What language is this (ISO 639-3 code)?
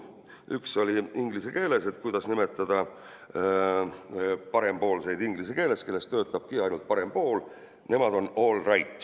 est